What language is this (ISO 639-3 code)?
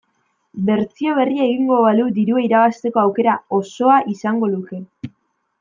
eus